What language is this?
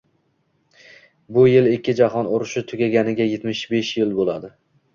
Uzbek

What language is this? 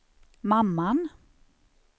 Swedish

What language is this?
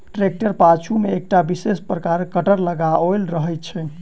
Maithili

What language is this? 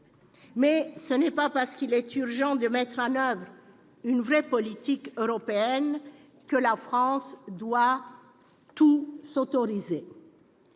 French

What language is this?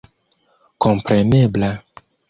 Esperanto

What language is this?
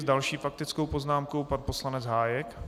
Czech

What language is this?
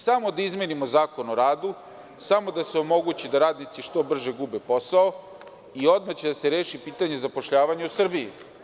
Serbian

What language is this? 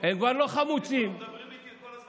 Hebrew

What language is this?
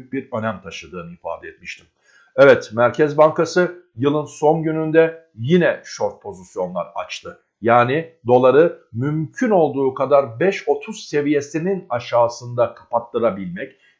Turkish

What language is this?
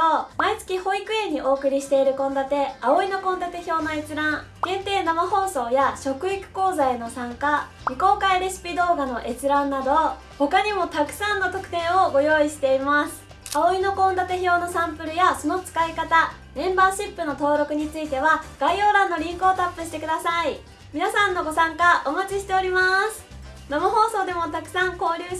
Japanese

